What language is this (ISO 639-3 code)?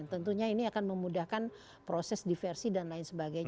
ind